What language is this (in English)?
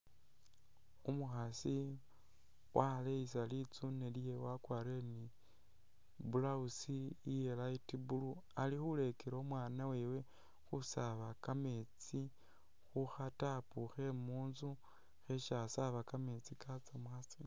Masaaba